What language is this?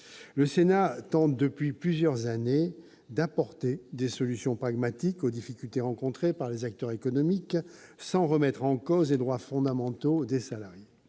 French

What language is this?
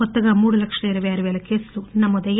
Telugu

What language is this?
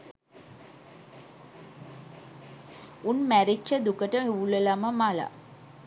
Sinhala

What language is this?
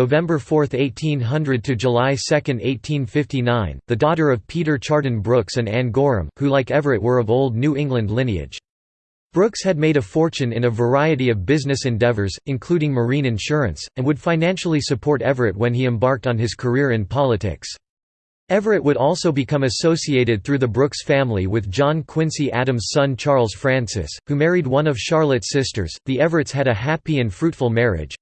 English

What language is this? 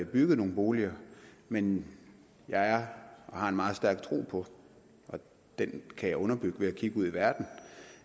Danish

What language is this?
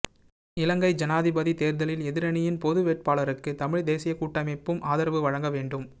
Tamil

